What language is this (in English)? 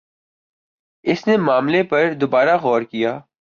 Urdu